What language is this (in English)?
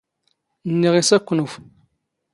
Standard Moroccan Tamazight